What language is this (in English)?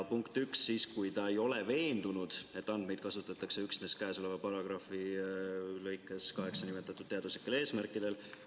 Estonian